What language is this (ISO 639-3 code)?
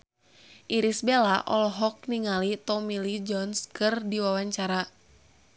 sun